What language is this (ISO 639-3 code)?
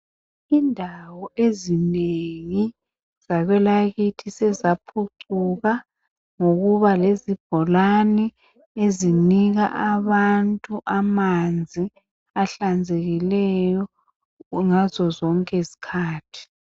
nde